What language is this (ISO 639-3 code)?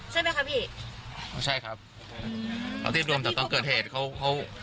tha